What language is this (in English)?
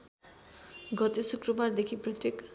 Nepali